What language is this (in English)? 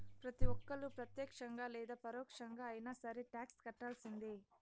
Telugu